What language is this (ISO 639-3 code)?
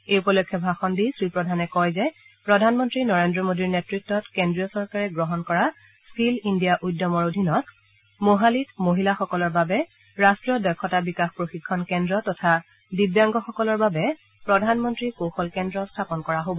asm